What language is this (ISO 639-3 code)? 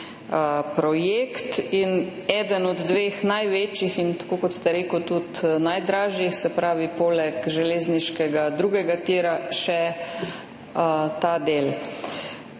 slv